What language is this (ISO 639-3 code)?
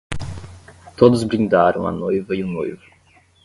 por